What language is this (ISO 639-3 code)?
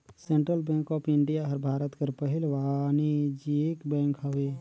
hne